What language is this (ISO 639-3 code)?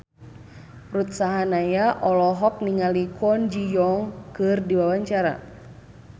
sun